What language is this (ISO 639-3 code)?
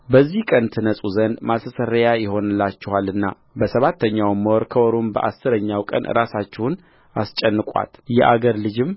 amh